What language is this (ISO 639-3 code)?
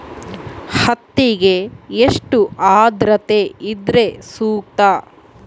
kan